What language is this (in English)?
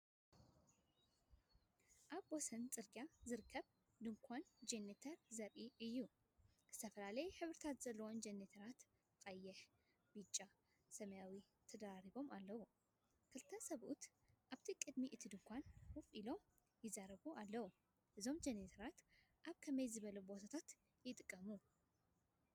Tigrinya